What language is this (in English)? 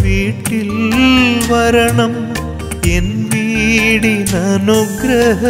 Hindi